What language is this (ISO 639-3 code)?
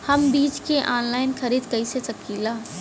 bho